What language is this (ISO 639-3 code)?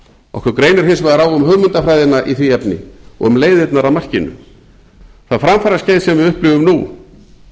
isl